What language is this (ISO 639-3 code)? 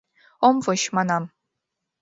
chm